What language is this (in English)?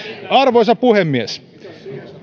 Finnish